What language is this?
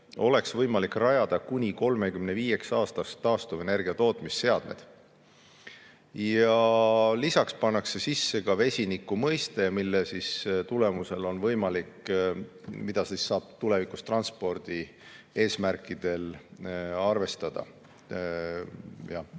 Estonian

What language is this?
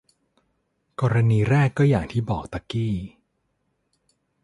Thai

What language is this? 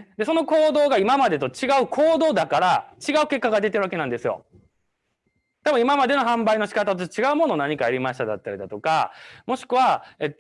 Japanese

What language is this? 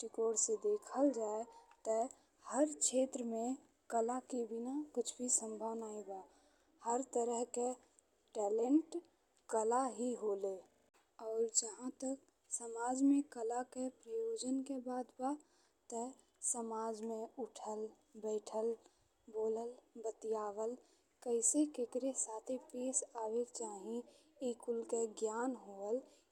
Bhojpuri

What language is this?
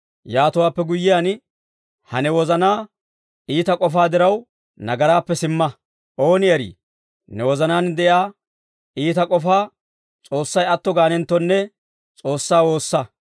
Dawro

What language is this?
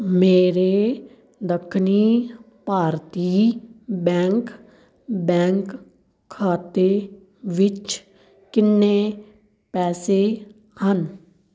Punjabi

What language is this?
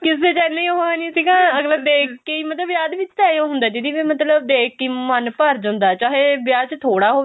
Punjabi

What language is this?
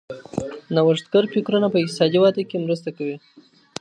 Pashto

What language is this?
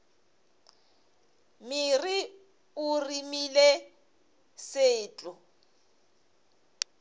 Northern Sotho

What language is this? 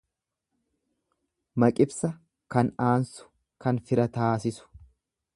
Oromo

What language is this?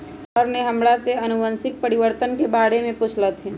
Magahi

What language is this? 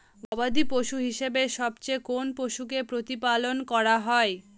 Bangla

